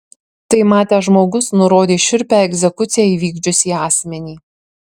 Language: Lithuanian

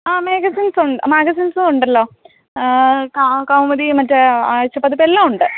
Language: Malayalam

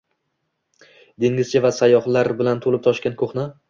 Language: Uzbek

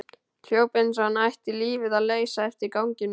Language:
Icelandic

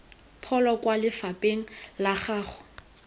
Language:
Tswana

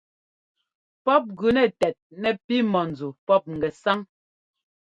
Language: Ngomba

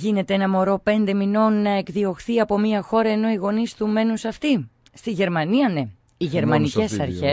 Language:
Greek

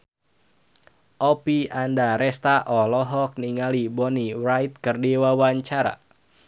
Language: Sundanese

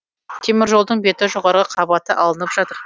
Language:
Kazakh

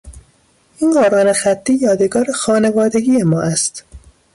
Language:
Persian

